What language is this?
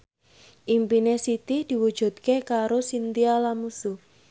Javanese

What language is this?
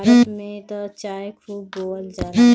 Bhojpuri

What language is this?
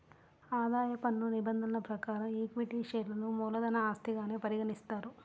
Telugu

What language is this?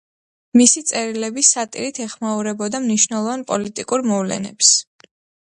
Georgian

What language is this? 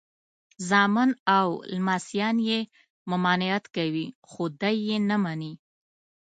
Pashto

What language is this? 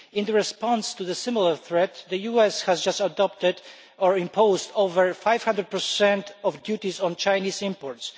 English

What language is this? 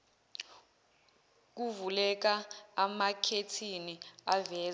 Zulu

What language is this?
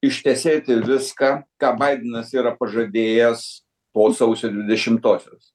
Lithuanian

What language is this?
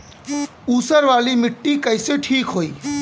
Bhojpuri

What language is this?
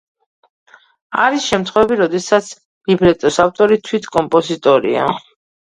Georgian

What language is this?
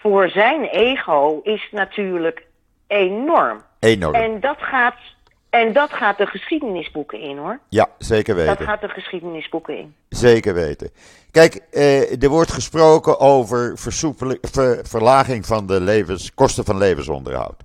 Dutch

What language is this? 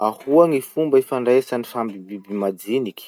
Masikoro Malagasy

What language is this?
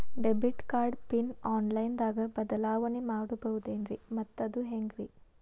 Kannada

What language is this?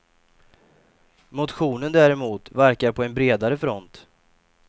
Swedish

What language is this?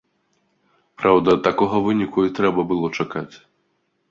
Belarusian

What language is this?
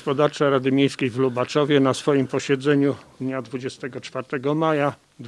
Polish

